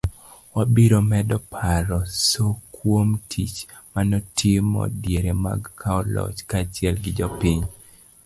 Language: Luo (Kenya and Tanzania)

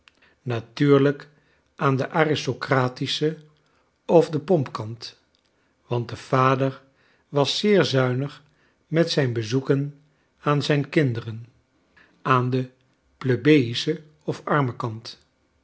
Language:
Dutch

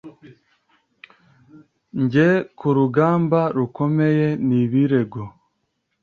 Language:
Kinyarwanda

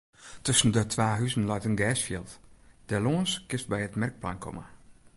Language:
Western Frisian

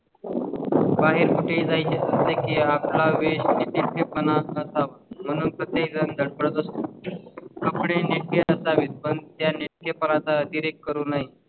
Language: Marathi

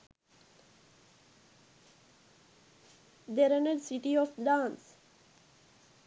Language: Sinhala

